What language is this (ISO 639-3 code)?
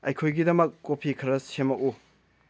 mni